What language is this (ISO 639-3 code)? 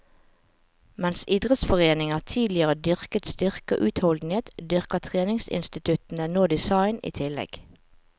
nor